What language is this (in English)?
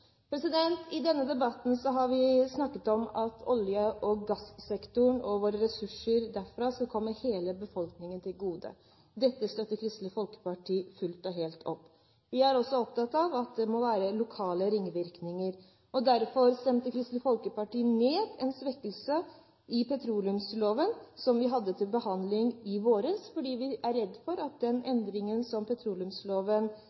Norwegian Bokmål